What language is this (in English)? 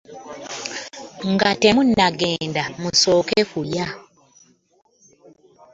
Ganda